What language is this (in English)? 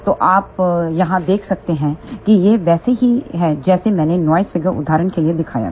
Hindi